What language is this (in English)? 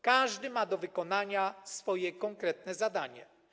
Polish